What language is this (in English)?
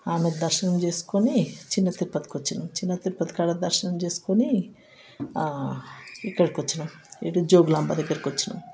Telugu